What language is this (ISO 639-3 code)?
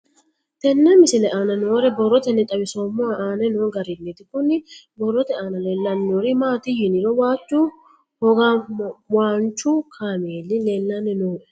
sid